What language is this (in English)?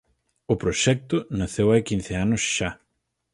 Galician